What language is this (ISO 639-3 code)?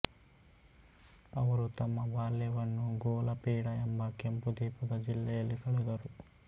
kan